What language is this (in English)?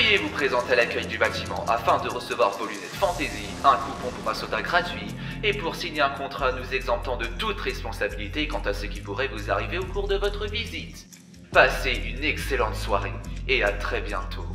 French